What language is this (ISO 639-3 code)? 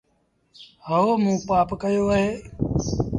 sbn